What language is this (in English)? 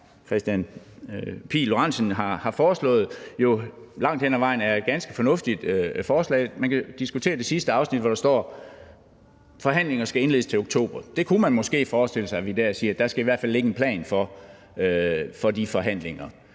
Danish